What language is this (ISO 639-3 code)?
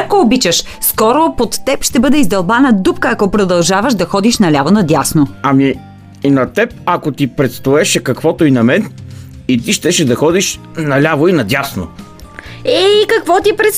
bul